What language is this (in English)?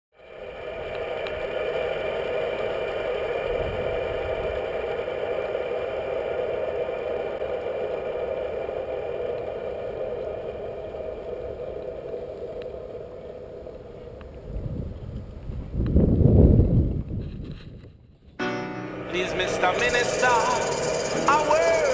English